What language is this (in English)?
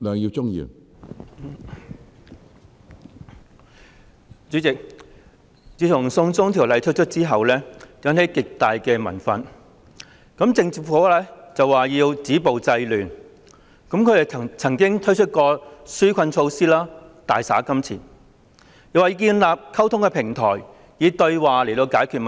Cantonese